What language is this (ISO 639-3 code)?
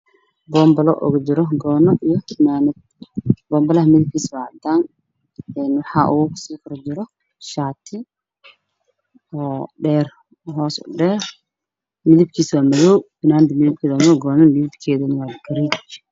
som